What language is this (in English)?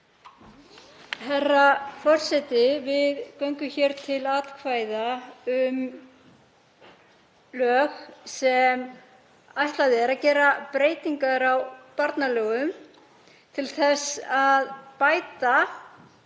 Icelandic